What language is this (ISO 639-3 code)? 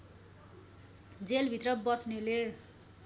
nep